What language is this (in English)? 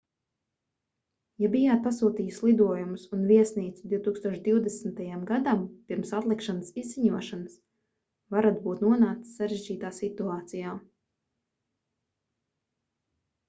Latvian